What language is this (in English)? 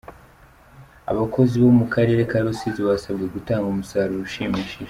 Kinyarwanda